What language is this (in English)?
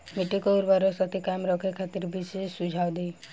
Bhojpuri